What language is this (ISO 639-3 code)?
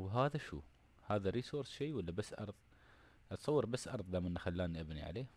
ara